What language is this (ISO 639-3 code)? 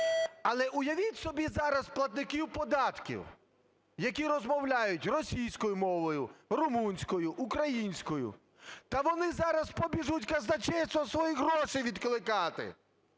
ukr